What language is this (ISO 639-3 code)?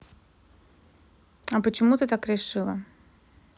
rus